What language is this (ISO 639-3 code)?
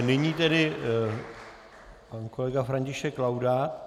ces